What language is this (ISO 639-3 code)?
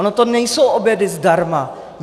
ces